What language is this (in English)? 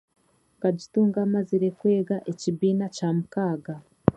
Chiga